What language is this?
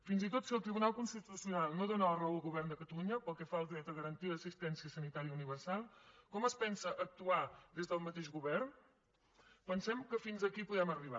Catalan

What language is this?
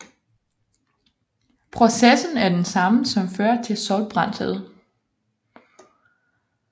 Danish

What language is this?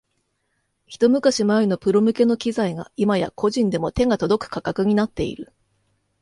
Japanese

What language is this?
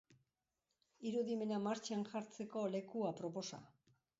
Basque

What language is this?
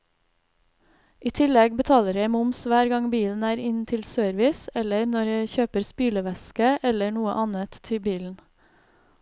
Norwegian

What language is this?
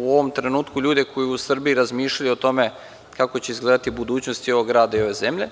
Serbian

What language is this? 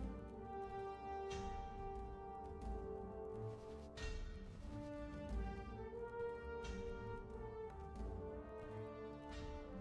Turkish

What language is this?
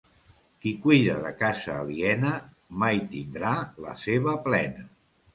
Catalan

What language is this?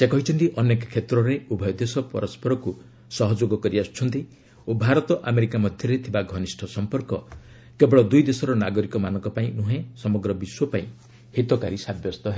Odia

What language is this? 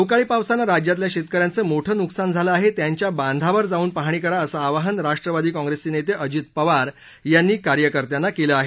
Marathi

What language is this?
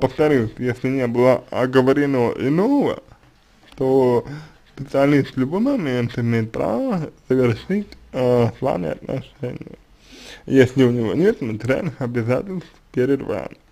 Russian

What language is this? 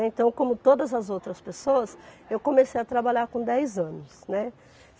Portuguese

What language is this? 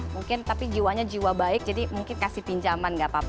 Indonesian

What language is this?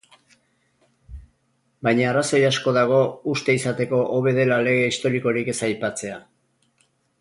Basque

